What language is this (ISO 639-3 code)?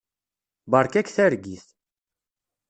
kab